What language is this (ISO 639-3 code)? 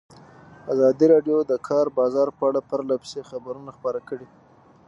pus